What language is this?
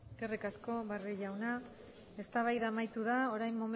Basque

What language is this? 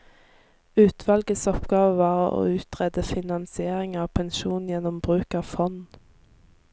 Norwegian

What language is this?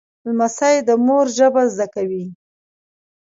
Pashto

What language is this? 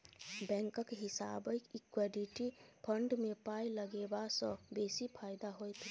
Maithili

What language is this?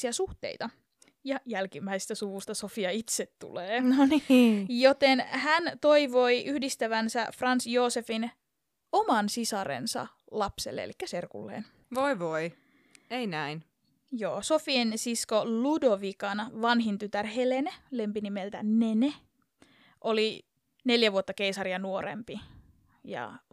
Finnish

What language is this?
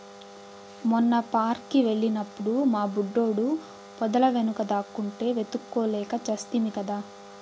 Telugu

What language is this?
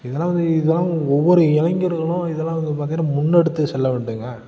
Tamil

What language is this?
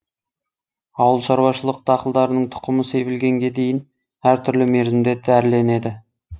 Kazakh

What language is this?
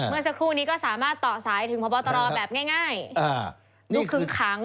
Thai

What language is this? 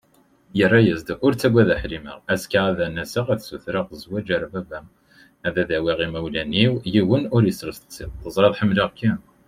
Kabyle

